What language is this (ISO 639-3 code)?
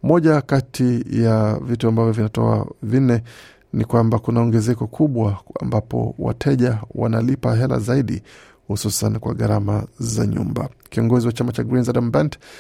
swa